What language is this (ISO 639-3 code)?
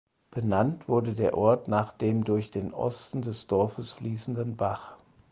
deu